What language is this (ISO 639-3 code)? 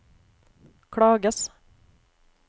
nor